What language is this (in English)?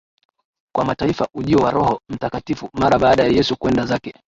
Swahili